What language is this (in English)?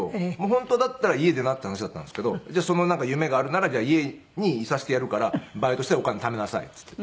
Japanese